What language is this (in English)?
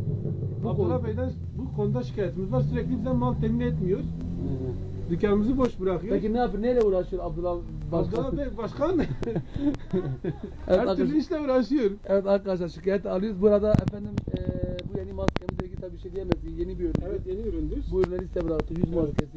Turkish